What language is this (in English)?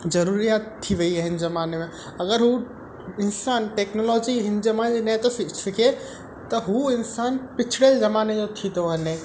Sindhi